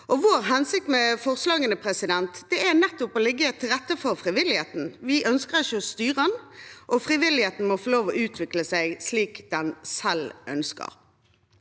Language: Norwegian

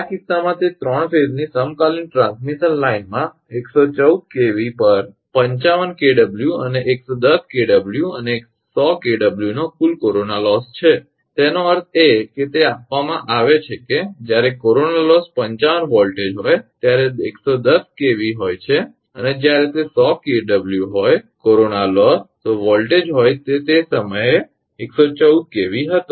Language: Gujarati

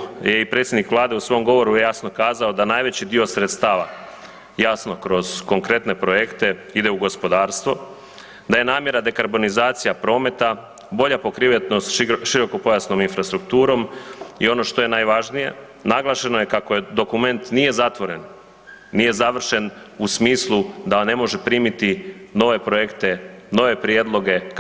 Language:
Croatian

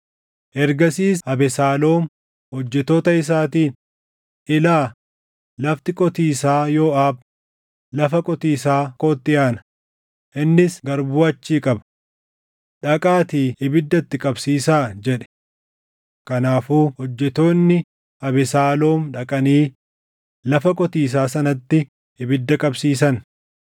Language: Oromo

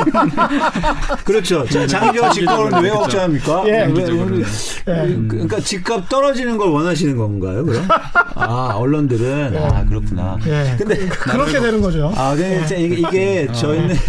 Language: Korean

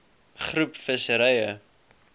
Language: Afrikaans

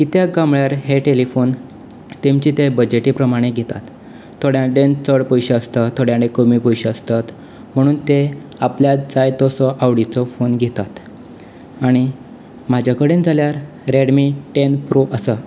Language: Konkani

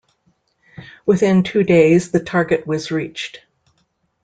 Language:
English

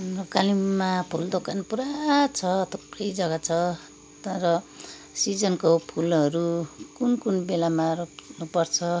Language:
Nepali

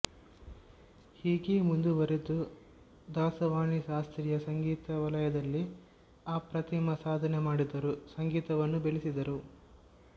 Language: Kannada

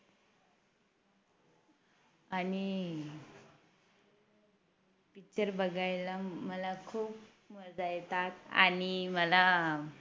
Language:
Marathi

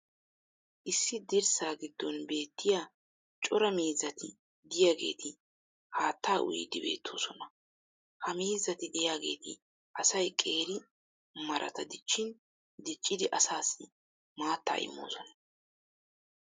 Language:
Wolaytta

